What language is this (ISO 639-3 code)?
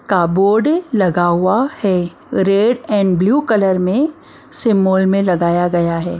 hin